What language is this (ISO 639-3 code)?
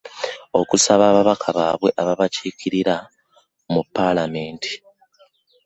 lug